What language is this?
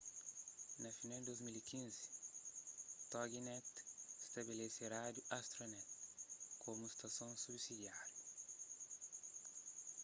Kabuverdianu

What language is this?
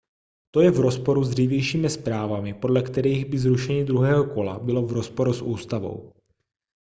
Czech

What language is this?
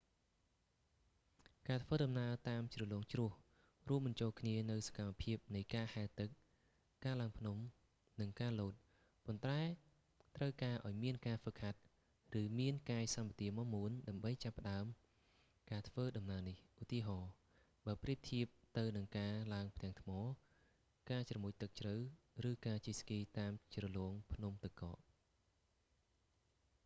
Khmer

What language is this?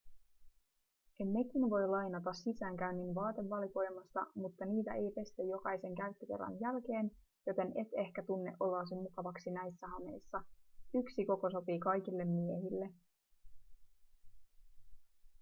Finnish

